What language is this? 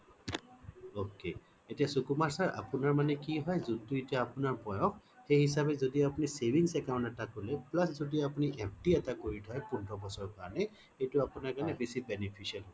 Assamese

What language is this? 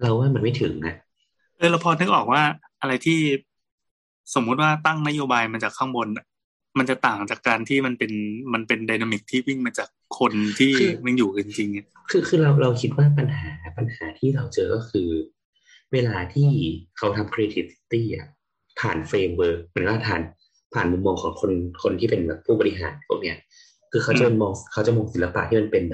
Thai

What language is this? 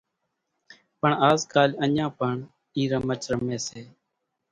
Kachi Koli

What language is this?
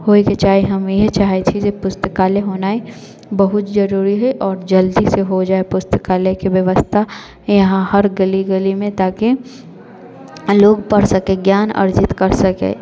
Maithili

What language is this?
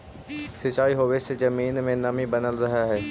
Magahi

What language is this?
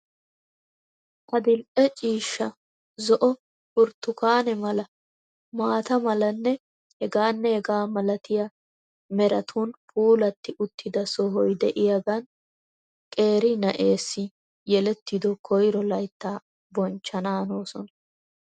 Wolaytta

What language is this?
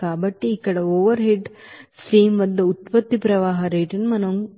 Telugu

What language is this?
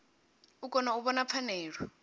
Venda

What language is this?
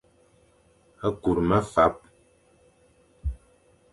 Fang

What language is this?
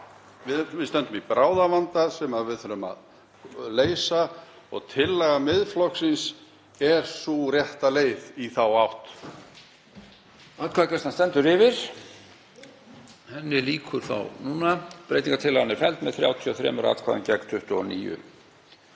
Icelandic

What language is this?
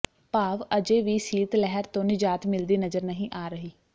Punjabi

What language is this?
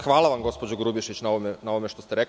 Serbian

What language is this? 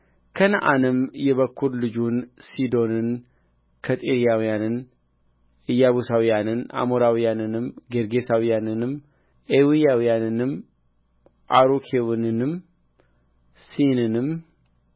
Amharic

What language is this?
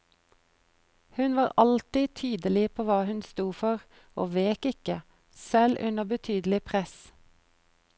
Norwegian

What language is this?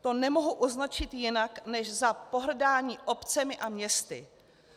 Czech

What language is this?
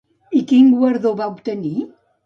Catalan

